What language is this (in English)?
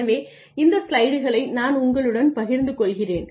Tamil